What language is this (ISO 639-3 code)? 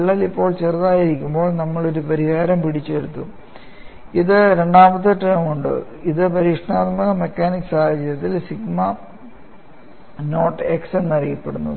mal